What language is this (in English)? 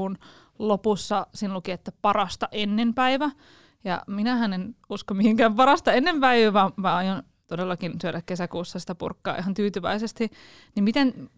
Finnish